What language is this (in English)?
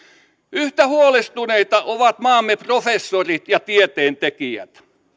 Finnish